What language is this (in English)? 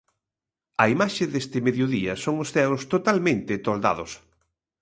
Galician